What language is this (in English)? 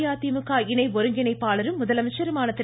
Tamil